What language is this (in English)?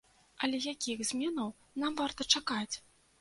Belarusian